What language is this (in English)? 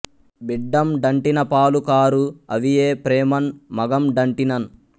Telugu